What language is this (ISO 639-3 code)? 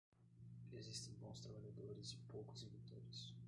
por